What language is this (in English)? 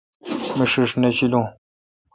Kalkoti